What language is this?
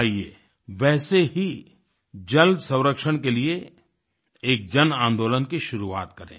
Hindi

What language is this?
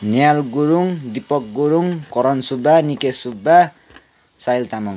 Nepali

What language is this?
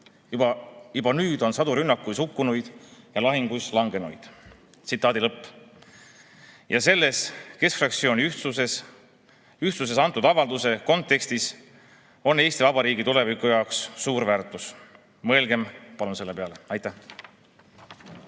Estonian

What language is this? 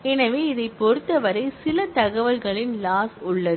Tamil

